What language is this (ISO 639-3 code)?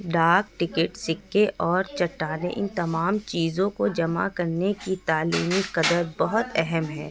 urd